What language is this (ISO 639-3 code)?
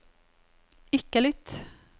nor